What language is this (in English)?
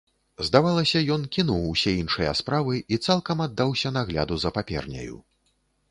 Belarusian